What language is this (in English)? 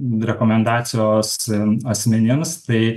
Lithuanian